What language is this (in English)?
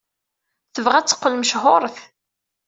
Kabyle